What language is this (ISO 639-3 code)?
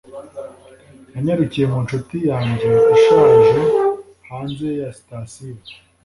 kin